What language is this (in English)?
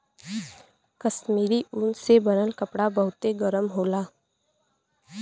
Bhojpuri